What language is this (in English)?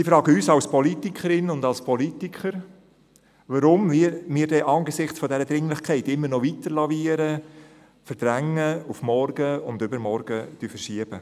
Swiss German